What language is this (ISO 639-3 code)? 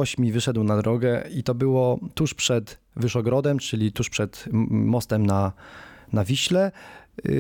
pol